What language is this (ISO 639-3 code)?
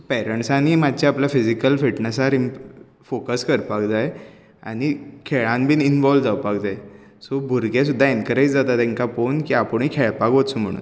kok